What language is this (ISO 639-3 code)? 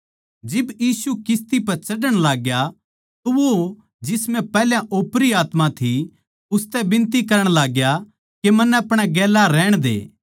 bgc